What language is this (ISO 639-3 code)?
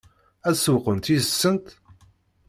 kab